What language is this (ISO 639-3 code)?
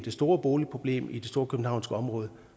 dan